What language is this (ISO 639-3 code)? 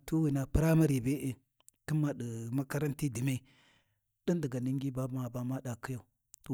wji